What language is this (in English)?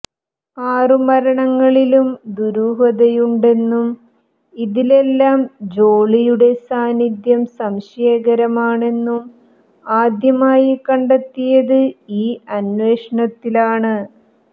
Malayalam